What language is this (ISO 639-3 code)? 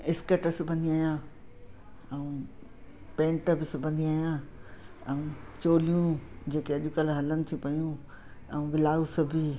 snd